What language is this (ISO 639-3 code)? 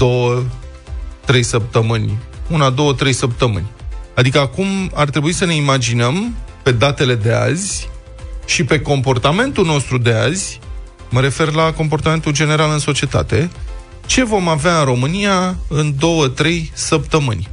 ron